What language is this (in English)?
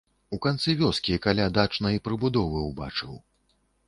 Belarusian